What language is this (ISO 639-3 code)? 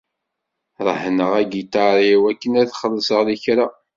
kab